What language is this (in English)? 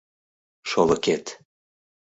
Mari